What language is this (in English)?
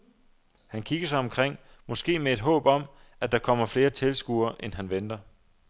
Danish